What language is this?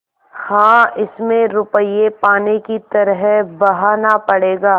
Hindi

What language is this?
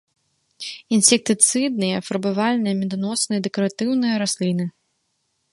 Belarusian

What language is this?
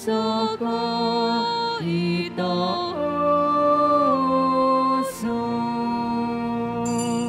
Filipino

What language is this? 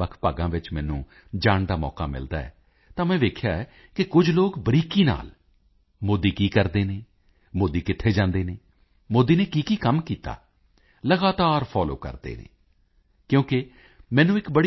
Punjabi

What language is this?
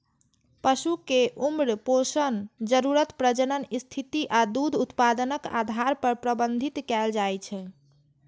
Maithili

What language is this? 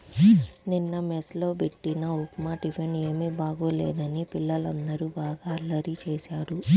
Telugu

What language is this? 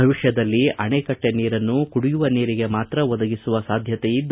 Kannada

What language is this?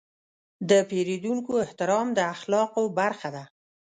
Pashto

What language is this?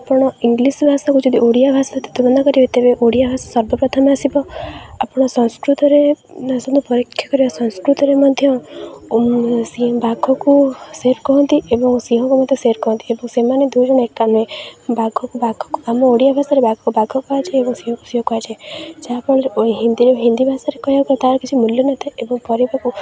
Odia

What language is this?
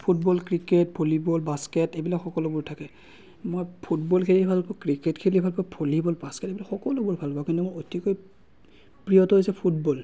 Assamese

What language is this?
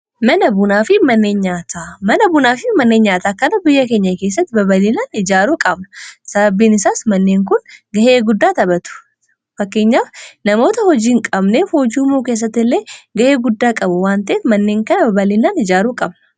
Oromo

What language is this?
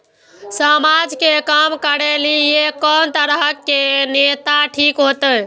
Maithili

